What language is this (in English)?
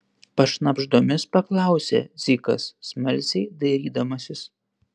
Lithuanian